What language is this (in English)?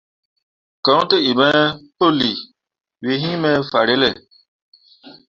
Mundang